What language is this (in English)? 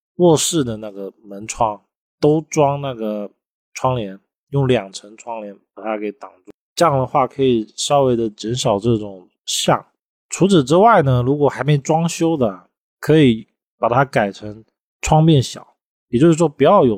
Chinese